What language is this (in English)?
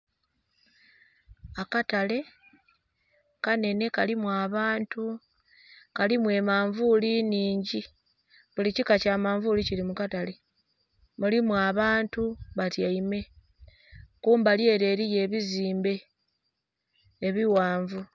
Soga